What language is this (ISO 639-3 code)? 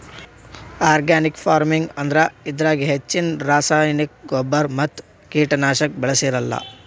kan